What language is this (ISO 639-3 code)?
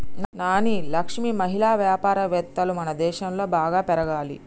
tel